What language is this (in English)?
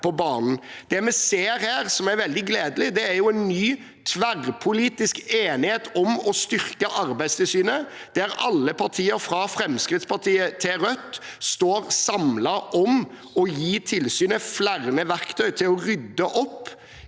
Norwegian